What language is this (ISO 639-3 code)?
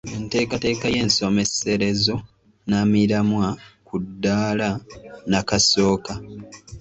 lug